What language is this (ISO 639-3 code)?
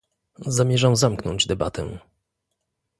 pol